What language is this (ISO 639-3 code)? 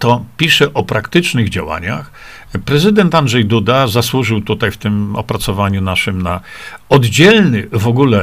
pol